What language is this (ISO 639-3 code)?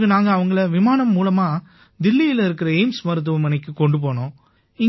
tam